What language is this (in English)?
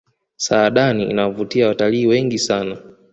Swahili